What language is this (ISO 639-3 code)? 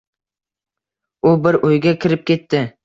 uzb